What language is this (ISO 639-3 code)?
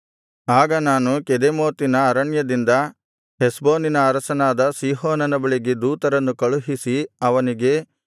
kan